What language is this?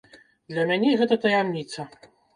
Belarusian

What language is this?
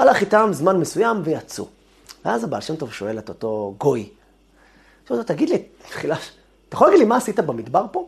Hebrew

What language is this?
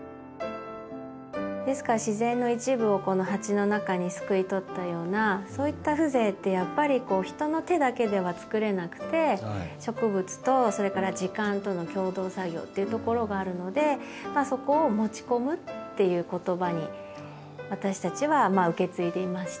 Japanese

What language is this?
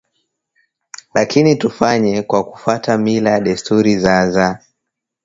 Swahili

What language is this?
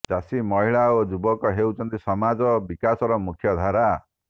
Odia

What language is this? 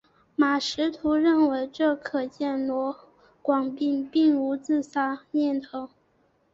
Chinese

